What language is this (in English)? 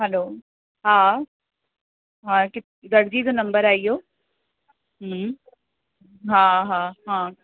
Sindhi